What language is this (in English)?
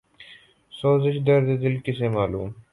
Urdu